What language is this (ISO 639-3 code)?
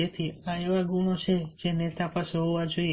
guj